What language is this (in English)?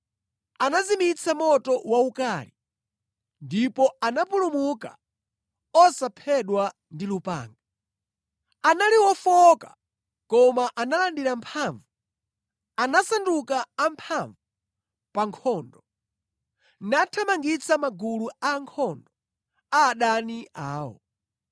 Nyanja